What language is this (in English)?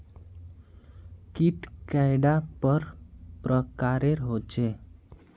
Magahi